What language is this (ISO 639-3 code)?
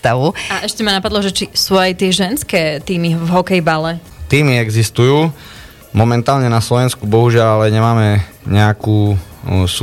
slk